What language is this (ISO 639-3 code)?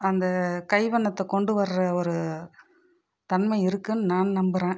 tam